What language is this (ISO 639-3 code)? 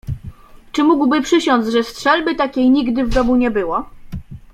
pol